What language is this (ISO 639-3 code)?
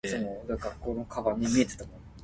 nan